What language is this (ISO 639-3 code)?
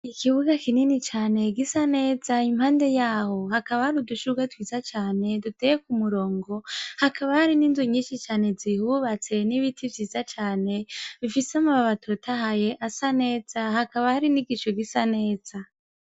run